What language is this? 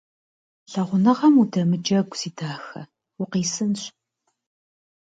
Kabardian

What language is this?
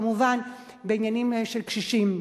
Hebrew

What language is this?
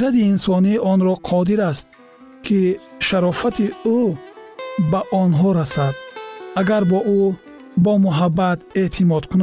Persian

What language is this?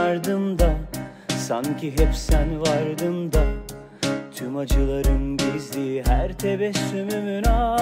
Turkish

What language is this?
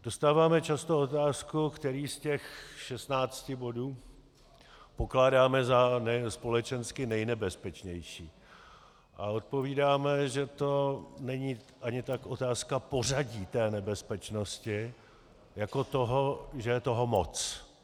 Czech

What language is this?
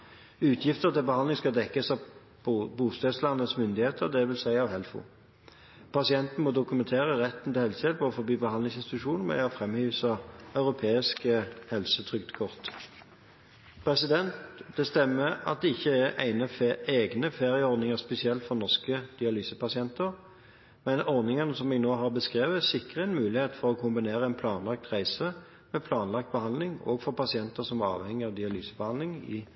Norwegian Bokmål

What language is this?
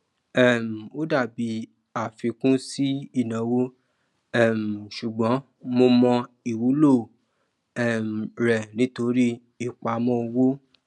Yoruba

